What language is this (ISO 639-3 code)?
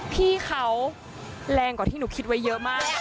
tha